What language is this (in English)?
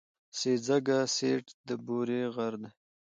Pashto